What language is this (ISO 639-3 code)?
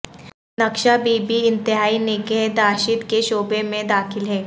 urd